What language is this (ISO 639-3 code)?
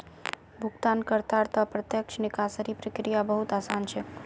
mag